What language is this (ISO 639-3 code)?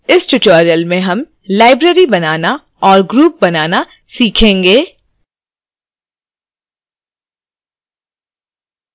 hin